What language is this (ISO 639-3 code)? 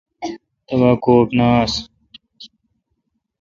xka